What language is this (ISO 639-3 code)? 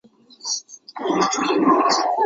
zho